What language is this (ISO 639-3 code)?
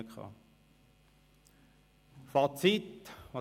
gsw